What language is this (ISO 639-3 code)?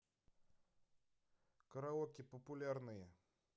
rus